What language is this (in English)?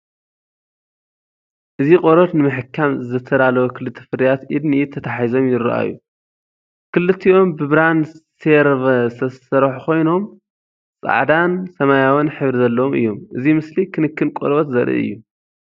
Tigrinya